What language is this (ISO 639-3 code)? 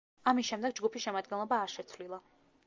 kat